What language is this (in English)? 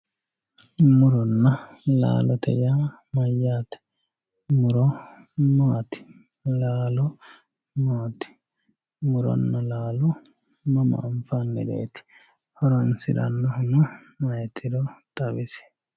Sidamo